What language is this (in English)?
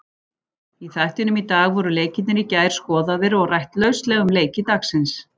Icelandic